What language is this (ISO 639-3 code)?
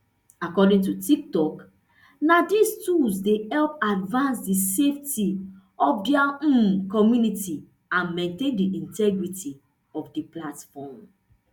pcm